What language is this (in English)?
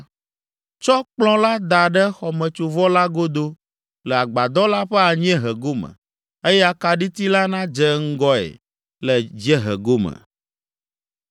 Ewe